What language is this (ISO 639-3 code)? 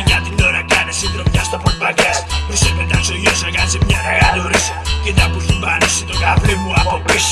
ell